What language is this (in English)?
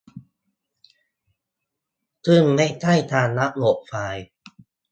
Thai